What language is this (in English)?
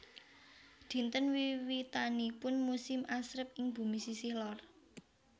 Javanese